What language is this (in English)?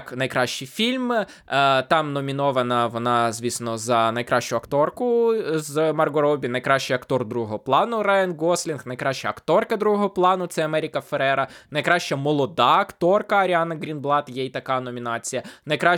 Ukrainian